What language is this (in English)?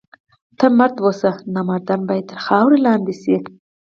Pashto